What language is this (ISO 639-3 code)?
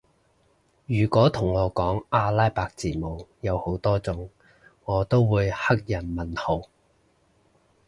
yue